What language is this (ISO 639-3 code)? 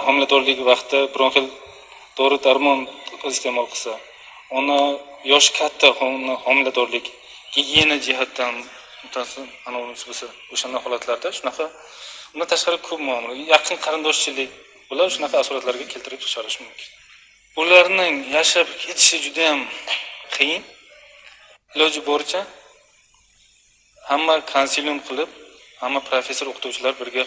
rus